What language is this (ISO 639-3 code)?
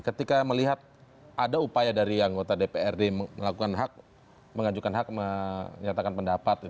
ind